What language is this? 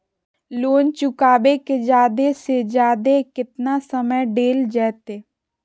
Magahi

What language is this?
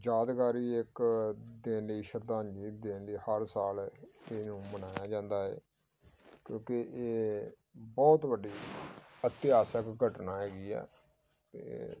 Punjabi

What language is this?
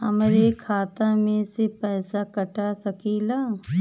Bhojpuri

